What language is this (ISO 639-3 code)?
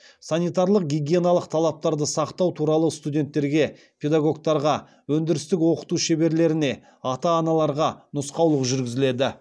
kaz